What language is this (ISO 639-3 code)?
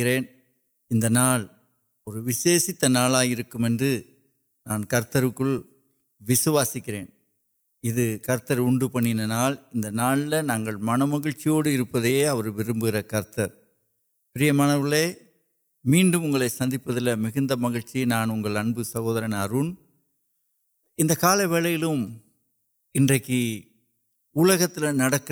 urd